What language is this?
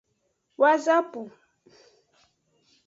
Aja (Benin)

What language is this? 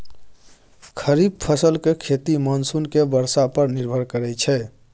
Maithili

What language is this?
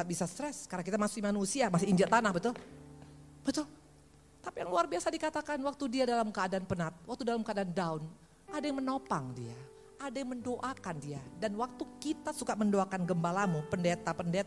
Indonesian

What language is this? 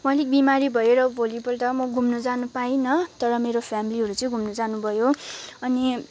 Nepali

